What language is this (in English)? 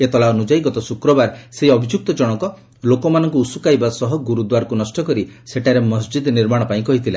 Odia